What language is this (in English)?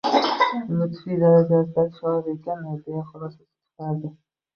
Uzbek